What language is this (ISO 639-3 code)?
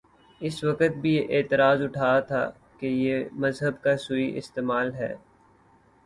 urd